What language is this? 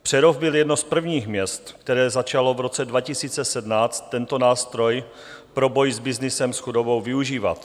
Czech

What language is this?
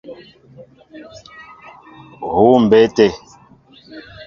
Mbo (Cameroon)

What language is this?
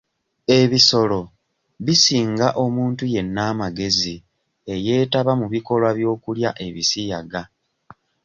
Ganda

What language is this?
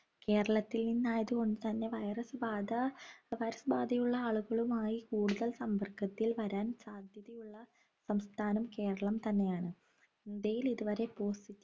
Malayalam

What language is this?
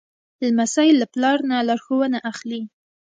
Pashto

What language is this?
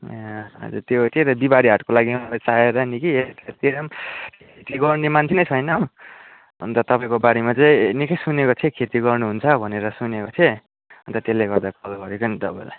Nepali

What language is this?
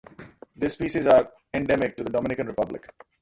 English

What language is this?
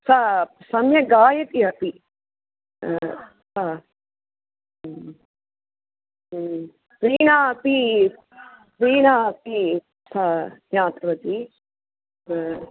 Sanskrit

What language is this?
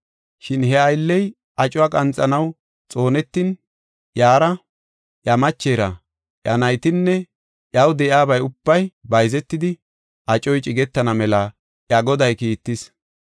Gofa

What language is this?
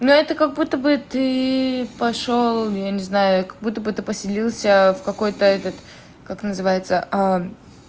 Russian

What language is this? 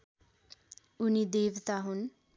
Nepali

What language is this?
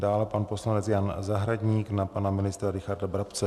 Czech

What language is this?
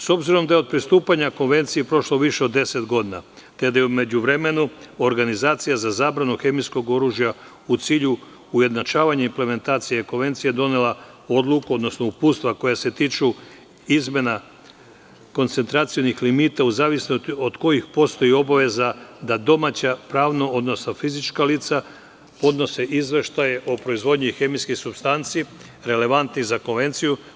Serbian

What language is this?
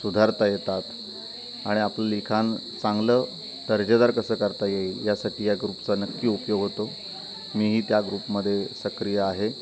Marathi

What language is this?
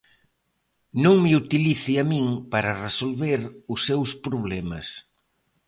Galician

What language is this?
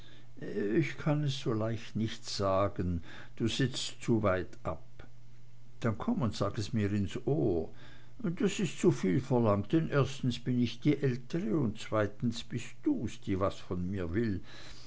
German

